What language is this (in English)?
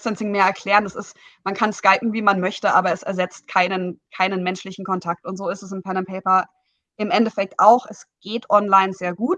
German